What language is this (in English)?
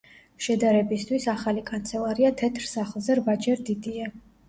Georgian